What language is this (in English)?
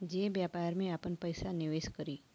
Bhojpuri